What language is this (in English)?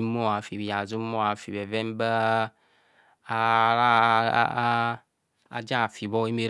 Kohumono